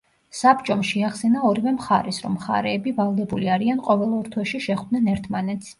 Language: Georgian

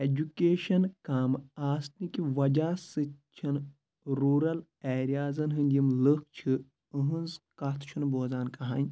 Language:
Kashmiri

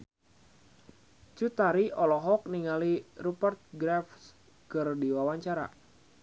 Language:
Sundanese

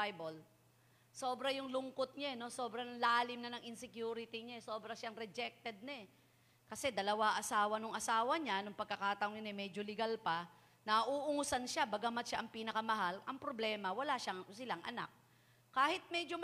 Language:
Filipino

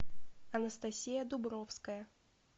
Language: Russian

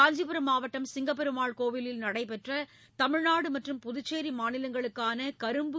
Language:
Tamil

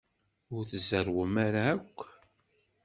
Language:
Kabyle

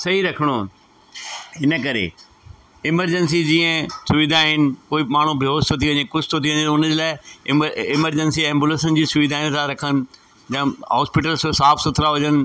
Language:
Sindhi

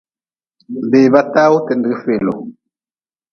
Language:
Nawdm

